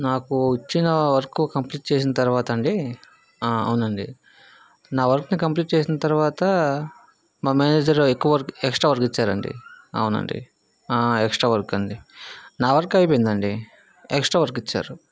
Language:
Telugu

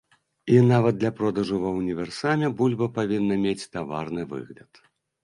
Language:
Belarusian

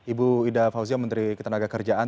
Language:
Indonesian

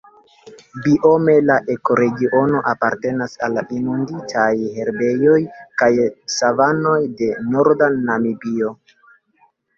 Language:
Esperanto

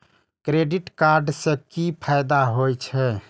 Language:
Maithili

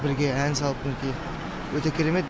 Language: Kazakh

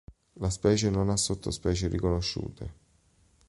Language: Italian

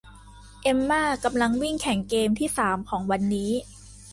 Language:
Thai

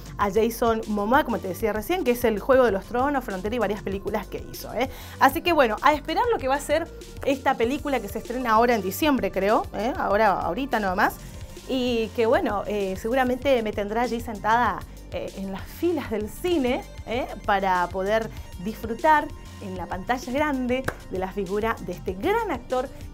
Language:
Spanish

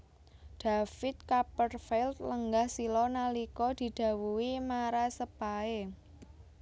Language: Javanese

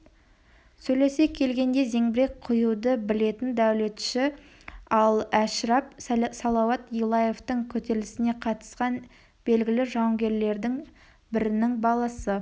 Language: Kazakh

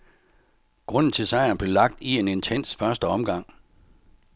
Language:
Danish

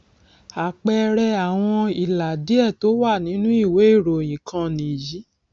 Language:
Yoruba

